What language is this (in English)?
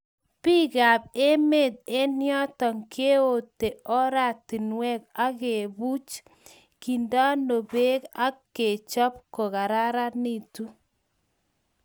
Kalenjin